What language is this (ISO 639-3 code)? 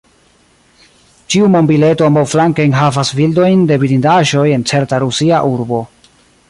epo